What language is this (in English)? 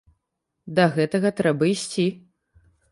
Belarusian